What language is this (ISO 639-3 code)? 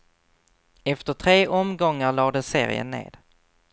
swe